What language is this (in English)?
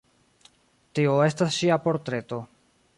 Esperanto